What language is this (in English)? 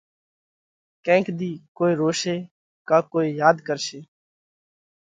Parkari Koli